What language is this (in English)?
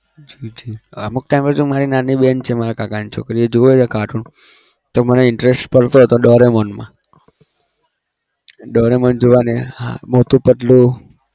Gujarati